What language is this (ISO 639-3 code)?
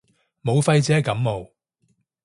yue